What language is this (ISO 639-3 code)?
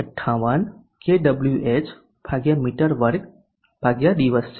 guj